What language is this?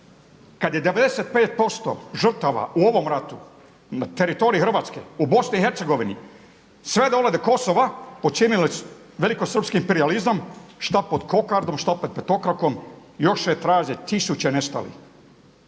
Croatian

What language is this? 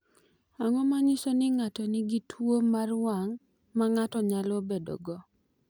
Luo (Kenya and Tanzania)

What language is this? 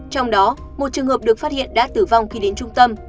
Vietnamese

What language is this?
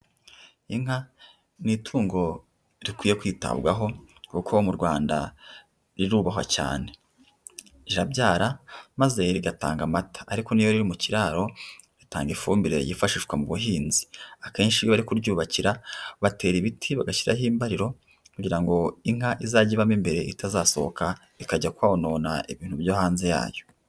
Kinyarwanda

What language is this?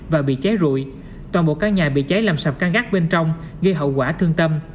Vietnamese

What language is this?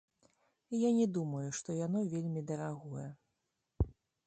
Belarusian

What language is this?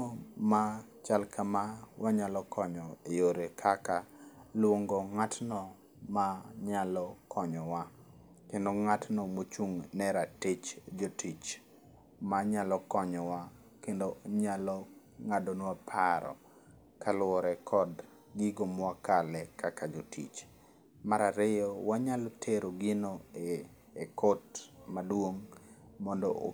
Luo (Kenya and Tanzania)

